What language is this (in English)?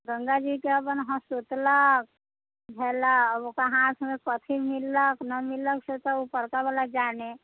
Maithili